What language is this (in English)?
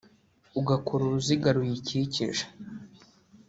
Kinyarwanda